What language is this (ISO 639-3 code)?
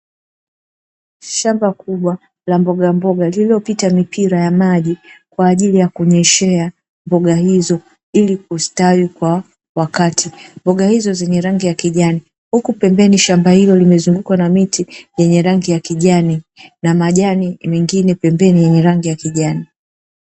swa